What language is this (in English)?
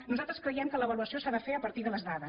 Catalan